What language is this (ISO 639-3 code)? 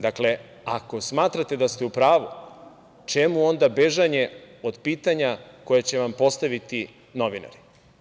srp